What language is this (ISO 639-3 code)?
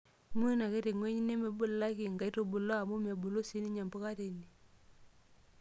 mas